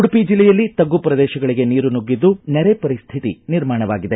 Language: Kannada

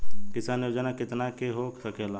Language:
Bhojpuri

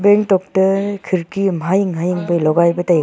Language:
Wancho Naga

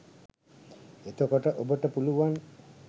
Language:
Sinhala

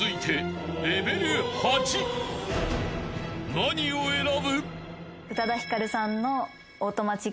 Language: Japanese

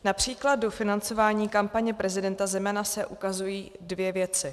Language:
Czech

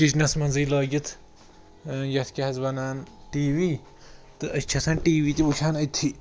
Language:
Kashmiri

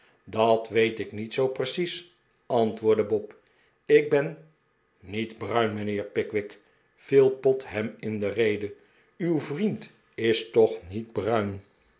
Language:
Dutch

